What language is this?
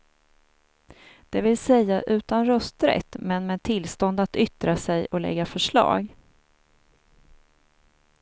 Swedish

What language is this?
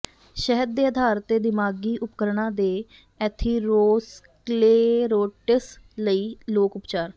Punjabi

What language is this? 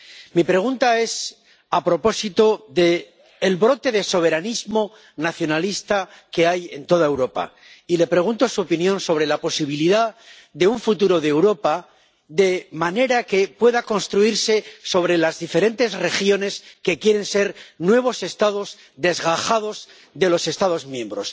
Spanish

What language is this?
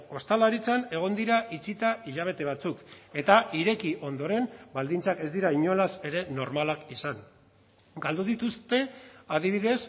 Basque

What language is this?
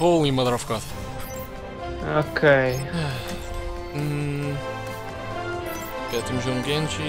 Portuguese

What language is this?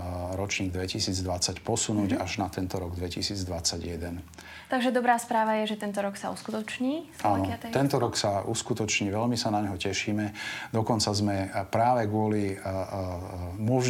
Slovak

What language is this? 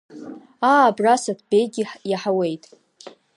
Abkhazian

